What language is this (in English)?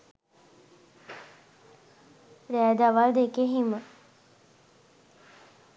Sinhala